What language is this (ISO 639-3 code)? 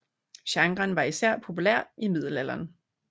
dan